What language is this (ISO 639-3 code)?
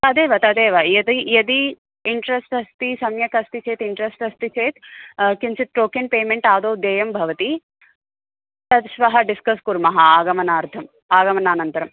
san